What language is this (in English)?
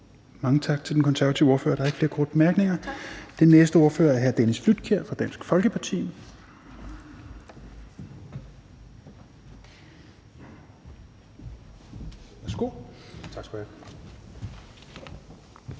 Danish